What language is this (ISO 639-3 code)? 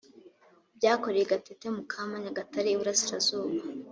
kin